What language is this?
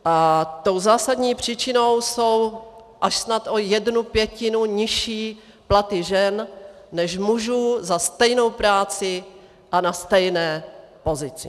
Czech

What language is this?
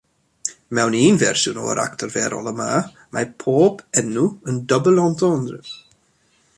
Welsh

